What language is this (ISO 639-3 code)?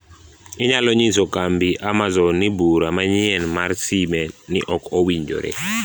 luo